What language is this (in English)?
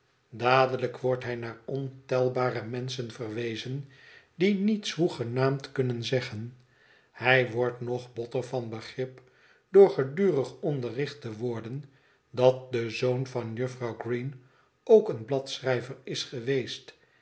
Dutch